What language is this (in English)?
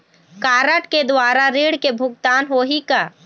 Chhattisgarhi